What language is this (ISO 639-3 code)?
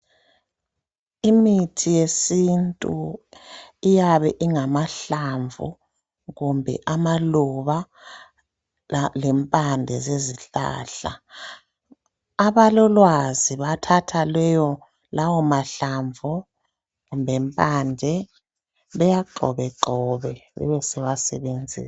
nde